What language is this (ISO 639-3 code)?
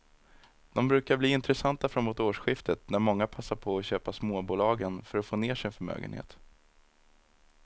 swe